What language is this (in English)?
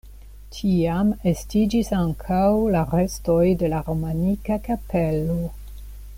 Esperanto